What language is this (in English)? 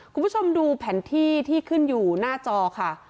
Thai